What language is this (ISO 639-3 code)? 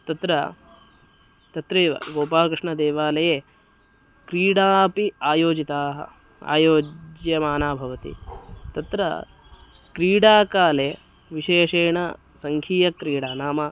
san